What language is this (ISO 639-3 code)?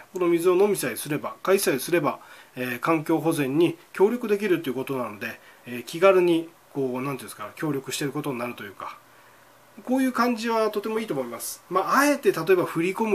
jpn